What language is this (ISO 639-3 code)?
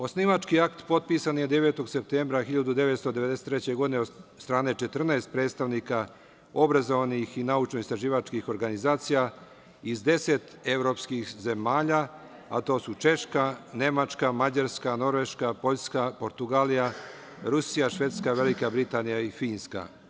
srp